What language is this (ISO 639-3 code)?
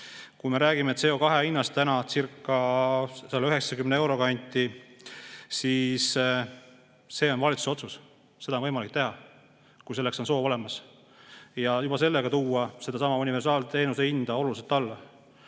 est